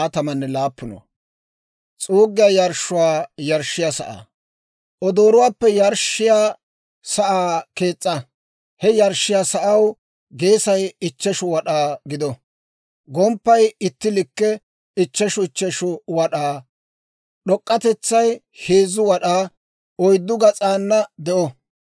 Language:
Dawro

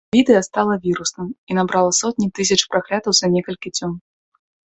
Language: Belarusian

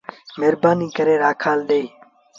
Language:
Sindhi Bhil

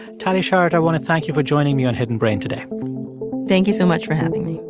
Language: English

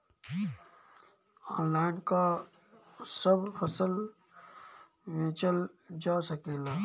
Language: Bhojpuri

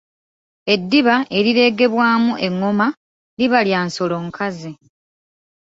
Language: Ganda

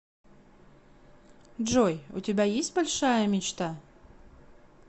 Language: Russian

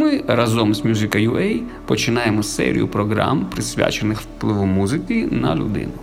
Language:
Ukrainian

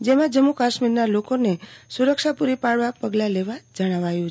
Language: Gujarati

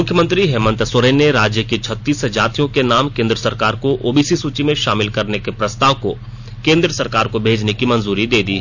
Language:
Hindi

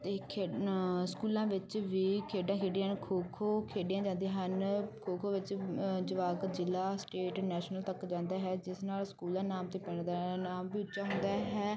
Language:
Punjabi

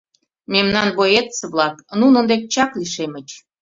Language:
Mari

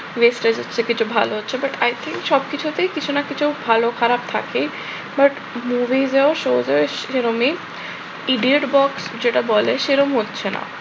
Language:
Bangla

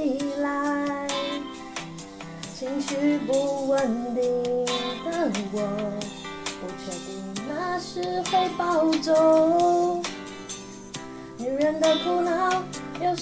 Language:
Chinese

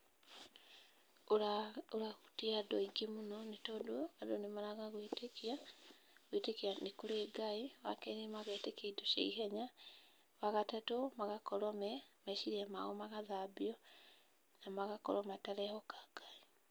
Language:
Kikuyu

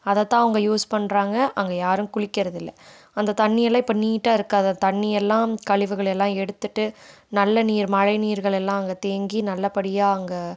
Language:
Tamil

